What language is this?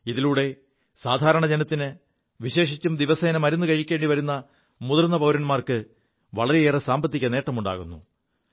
Malayalam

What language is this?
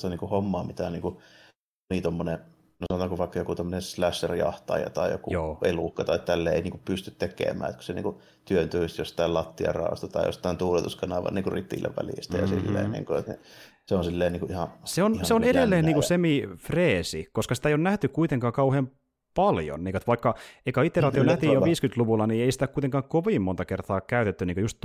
Finnish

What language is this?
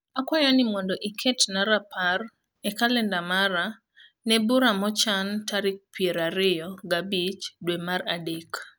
Luo (Kenya and Tanzania)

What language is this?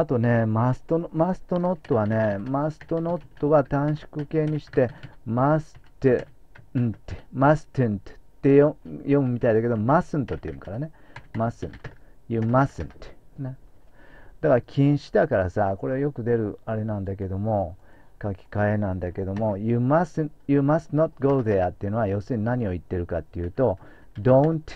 Japanese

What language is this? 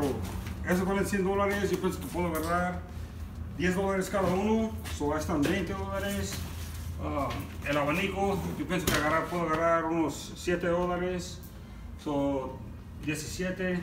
Spanish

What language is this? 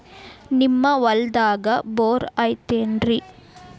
Kannada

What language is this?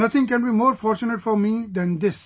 English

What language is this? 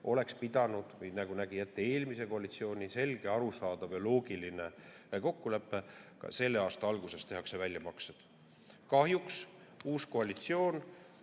Estonian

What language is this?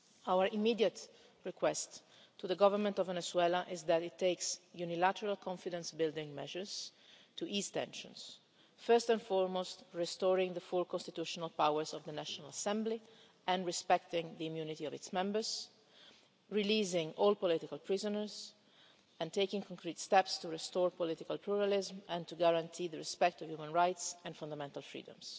English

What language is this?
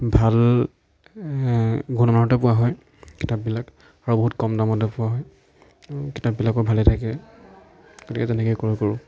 Assamese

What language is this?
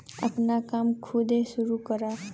Bhojpuri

